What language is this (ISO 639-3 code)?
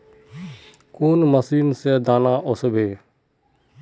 mag